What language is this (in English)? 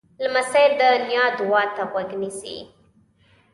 Pashto